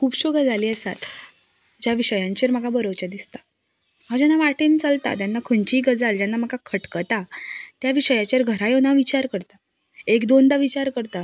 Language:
Konkani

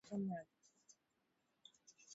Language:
Swahili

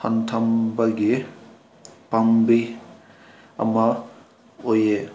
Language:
Manipuri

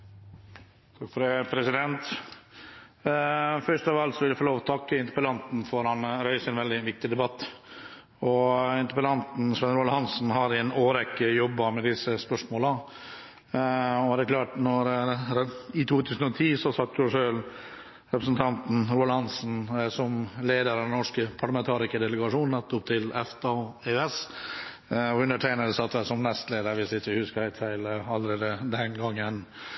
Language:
Norwegian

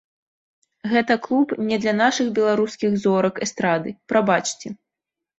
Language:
Belarusian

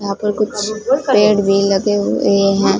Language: Hindi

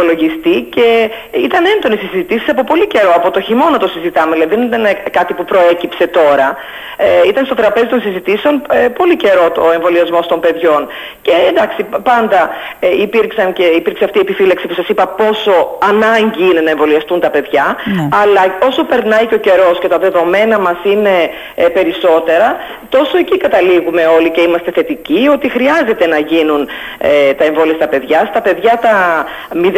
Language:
Greek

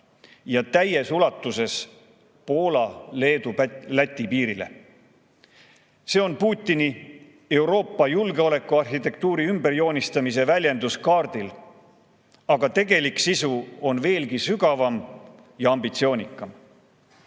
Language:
Estonian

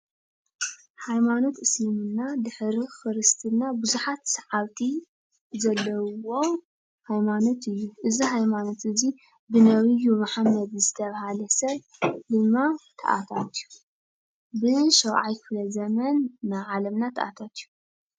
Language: Tigrinya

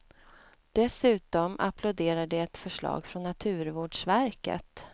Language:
Swedish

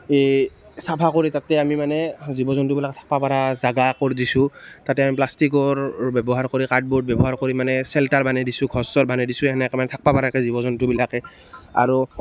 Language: Assamese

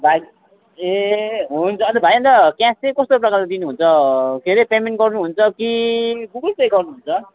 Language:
Nepali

